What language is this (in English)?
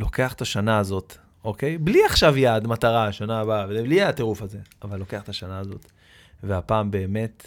Hebrew